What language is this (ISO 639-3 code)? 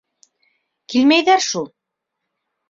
bak